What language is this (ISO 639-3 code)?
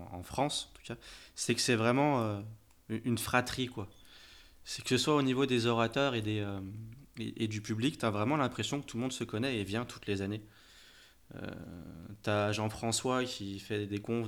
fra